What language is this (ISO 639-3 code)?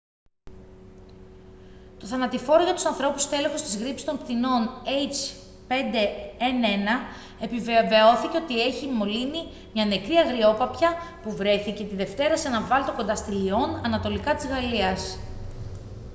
ell